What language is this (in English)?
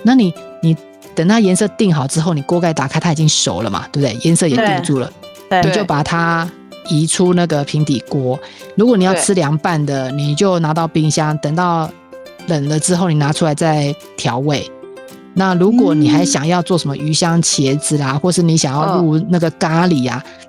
Chinese